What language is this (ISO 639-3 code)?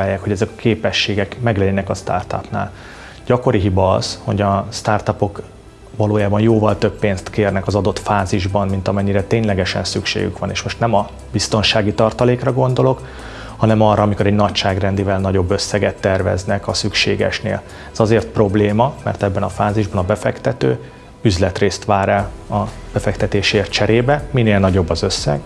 hun